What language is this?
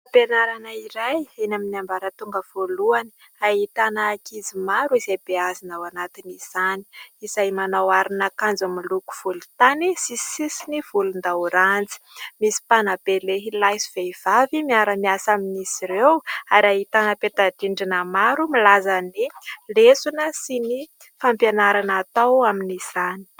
Malagasy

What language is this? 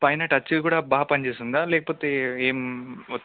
Telugu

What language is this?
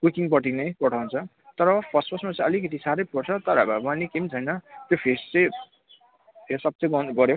Nepali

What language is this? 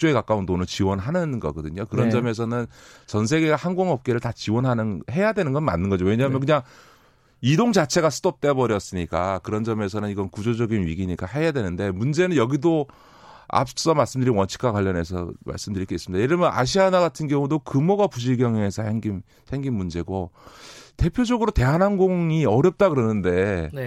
Korean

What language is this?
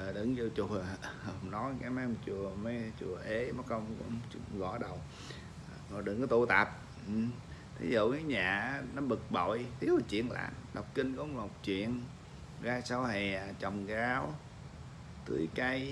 Vietnamese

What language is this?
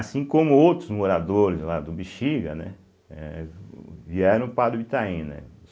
Portuguese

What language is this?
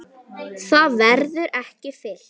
Icelandic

